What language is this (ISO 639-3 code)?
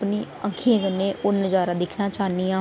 doi